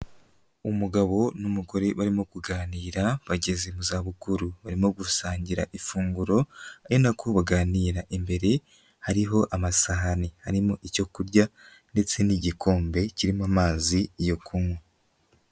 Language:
Kinyarwanda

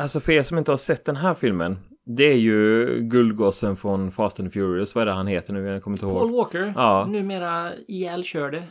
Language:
Swedish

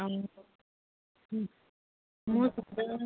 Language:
Assamese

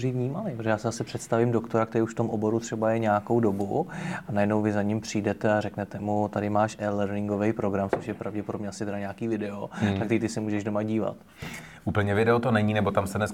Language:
Czech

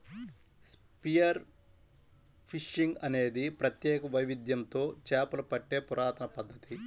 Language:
Telugu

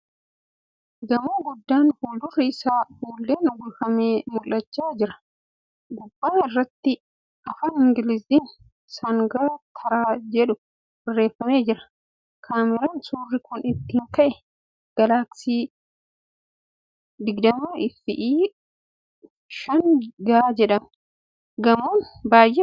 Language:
Oromo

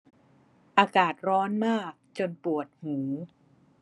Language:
Thai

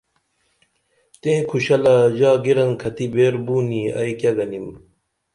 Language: Dameli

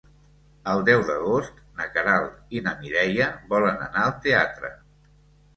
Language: Catalan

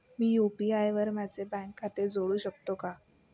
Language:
Marathi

